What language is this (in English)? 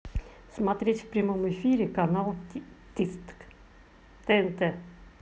Russian